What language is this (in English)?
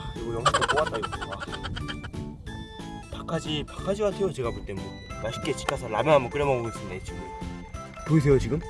Korean